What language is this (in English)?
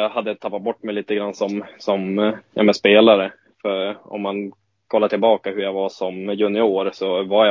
Swedish